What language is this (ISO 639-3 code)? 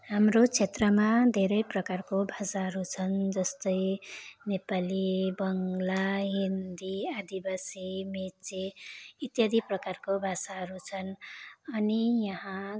nep